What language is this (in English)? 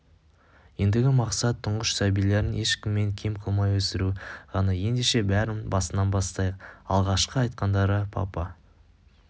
Kazakh